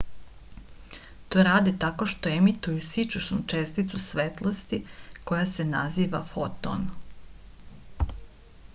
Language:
Serbian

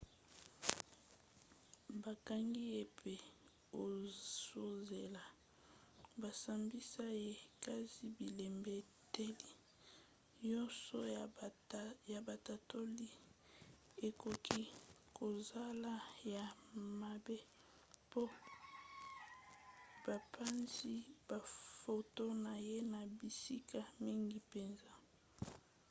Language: Lingala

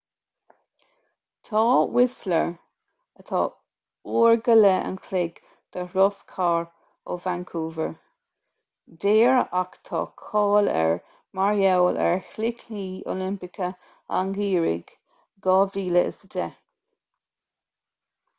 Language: Irish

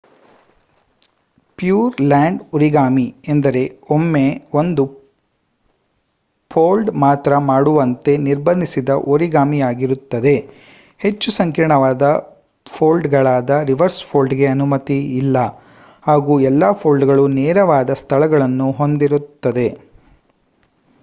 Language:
Kannada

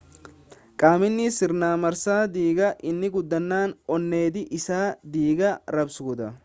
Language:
Oromo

